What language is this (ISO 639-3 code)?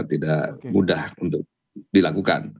ind